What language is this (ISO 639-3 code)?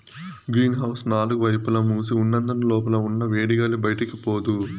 tel